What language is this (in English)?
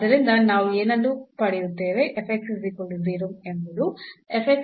Kannada